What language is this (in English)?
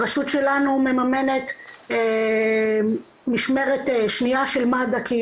Hebrew